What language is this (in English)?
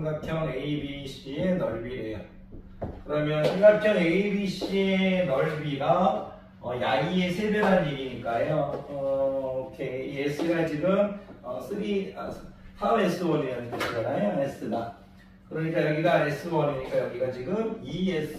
Korean